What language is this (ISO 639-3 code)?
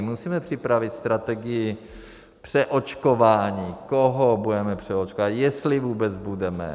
ces